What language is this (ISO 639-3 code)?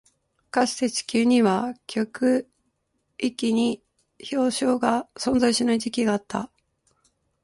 jpn